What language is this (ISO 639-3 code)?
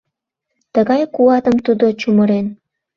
chm